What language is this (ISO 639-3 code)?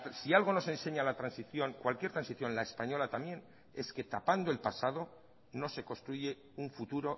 spa